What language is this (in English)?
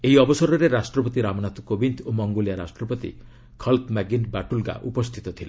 Odia